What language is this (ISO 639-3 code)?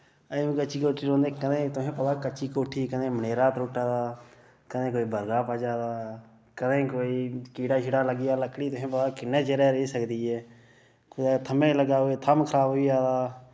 doi